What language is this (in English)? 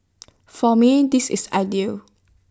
English